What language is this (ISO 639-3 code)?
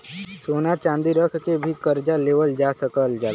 bho